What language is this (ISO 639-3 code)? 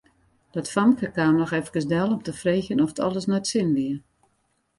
fry